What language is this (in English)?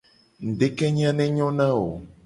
Gen